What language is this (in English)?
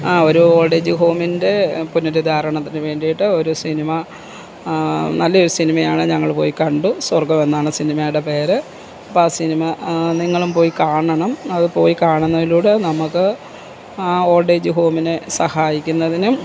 Malayalam